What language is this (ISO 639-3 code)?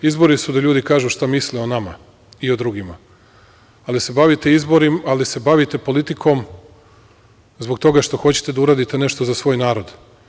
srp